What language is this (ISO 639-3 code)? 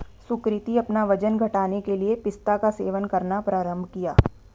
hin